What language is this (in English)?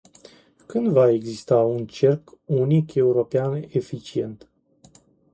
Romanian